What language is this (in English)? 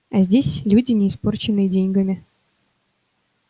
Russian